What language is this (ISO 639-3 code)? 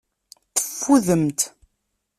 kab